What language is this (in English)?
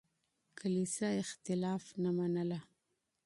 Pashto